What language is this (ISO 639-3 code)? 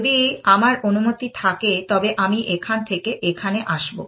ben